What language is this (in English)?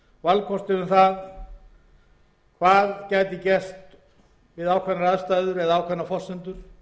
Icelandic